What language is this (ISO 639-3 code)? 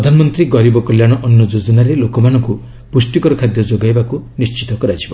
ori